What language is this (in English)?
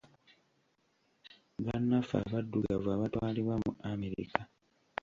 Ganda